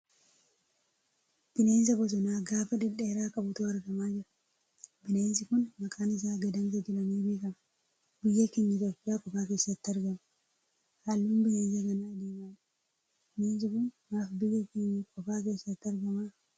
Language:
Oromo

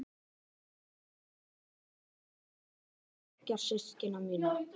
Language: Icelandic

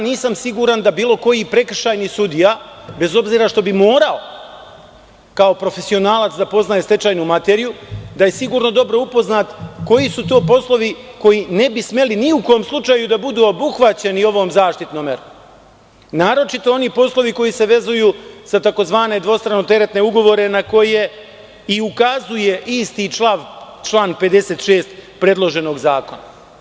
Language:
Serbian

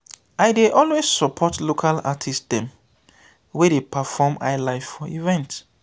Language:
Nigerian Pidgin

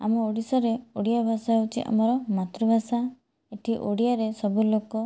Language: Odia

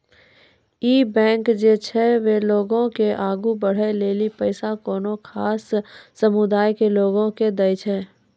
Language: Maithili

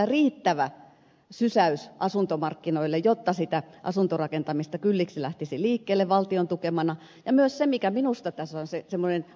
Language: Finnish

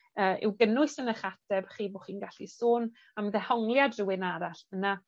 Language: Welsh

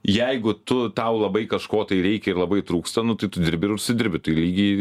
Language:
Lithuanian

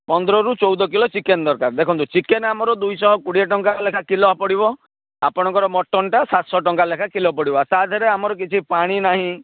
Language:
Odia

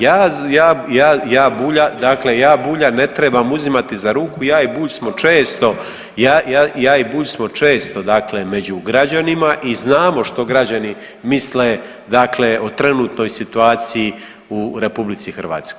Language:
Croatian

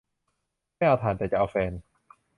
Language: Thai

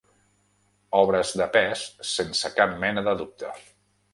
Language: Catalan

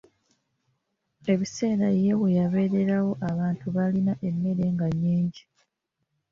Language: Ganda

